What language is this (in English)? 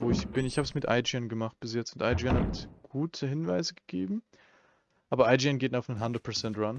German